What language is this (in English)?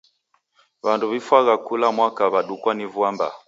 Taita